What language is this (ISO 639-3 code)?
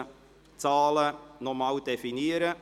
gsw